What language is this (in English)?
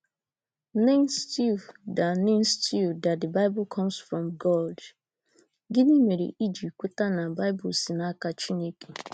Igbo